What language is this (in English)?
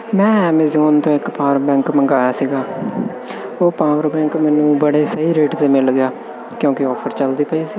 Punjabi